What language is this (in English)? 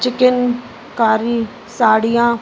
Sindhi